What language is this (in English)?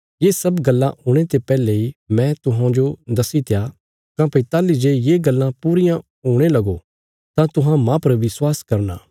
Bilaspuri